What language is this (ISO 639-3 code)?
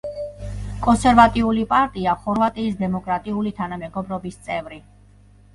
kat